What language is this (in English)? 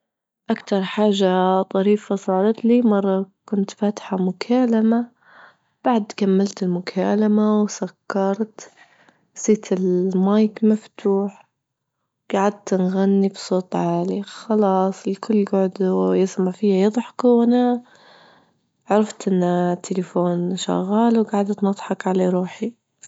Libyan Arabic